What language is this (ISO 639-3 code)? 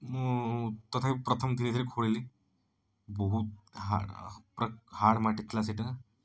ori